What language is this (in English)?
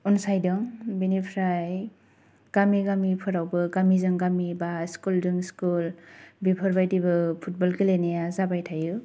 Bodo